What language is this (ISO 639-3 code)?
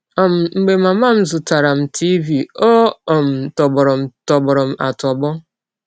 ibo